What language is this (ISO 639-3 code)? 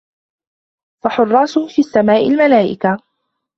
ara